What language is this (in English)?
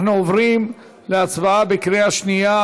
Hebrew